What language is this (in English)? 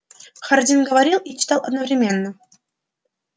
Russian